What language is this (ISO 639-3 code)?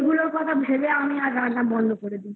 ben